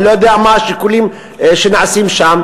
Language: Hebrew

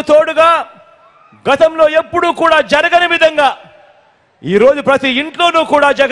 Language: Telugu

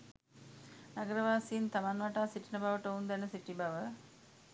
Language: Sinhala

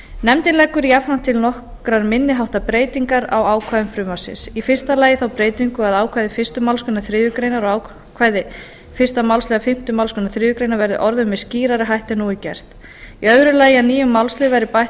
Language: Icelandic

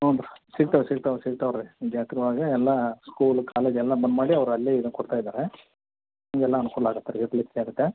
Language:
Kannada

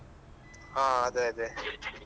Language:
Kannada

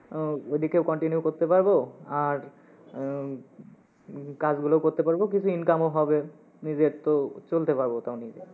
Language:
Bangla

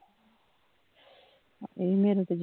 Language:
Punjabi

